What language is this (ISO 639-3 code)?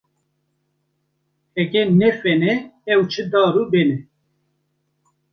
kur